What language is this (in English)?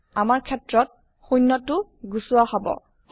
Assamese